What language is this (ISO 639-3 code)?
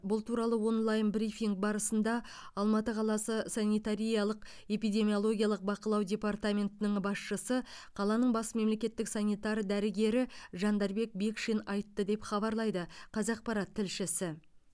kaz